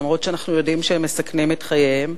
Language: Hebrew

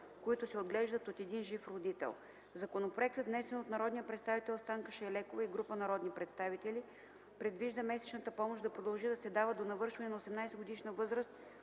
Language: Bulgarian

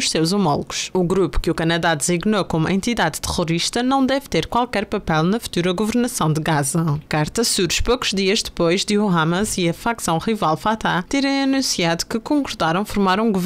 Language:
Portuguese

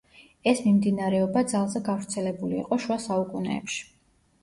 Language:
Georgian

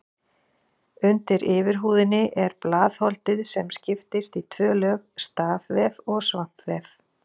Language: Icelandic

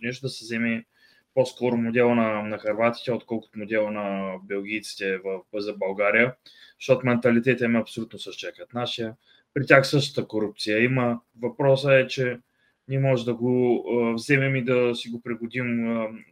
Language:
Bulgarian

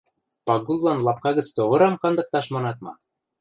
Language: Western Mari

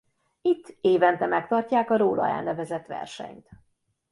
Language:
Hungarian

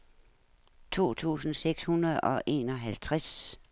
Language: Danish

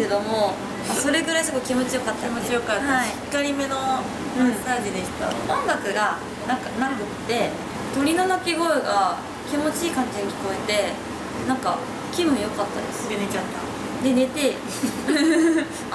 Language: Japanese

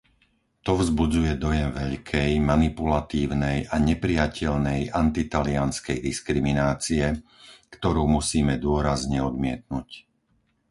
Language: Slovak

